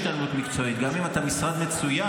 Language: Hebrew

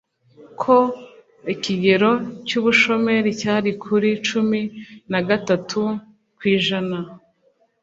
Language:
Kinyarwanda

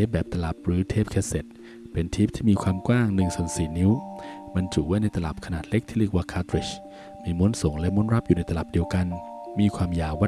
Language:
Thai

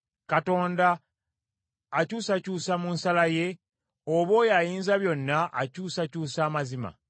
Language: Ganda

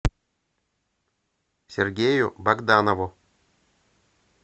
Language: Russian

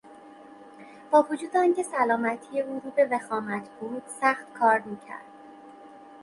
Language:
Persian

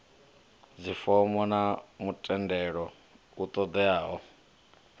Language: Venda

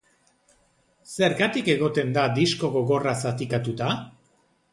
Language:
Basque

